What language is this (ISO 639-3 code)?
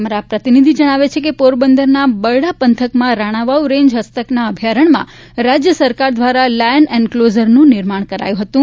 guj